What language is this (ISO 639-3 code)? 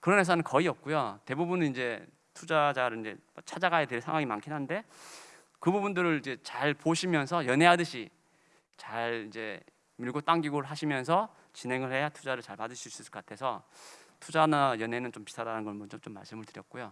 kor